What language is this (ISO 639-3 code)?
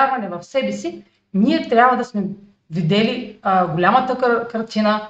bul